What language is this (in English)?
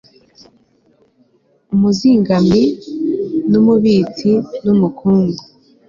Kinyarwanda